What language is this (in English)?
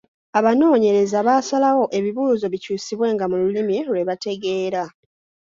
Ganda